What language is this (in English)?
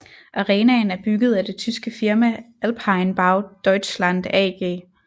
Danish